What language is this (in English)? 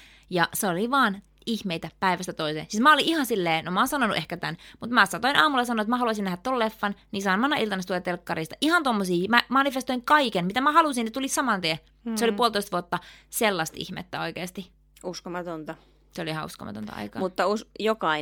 Finnish